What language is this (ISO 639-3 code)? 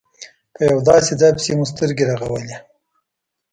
pus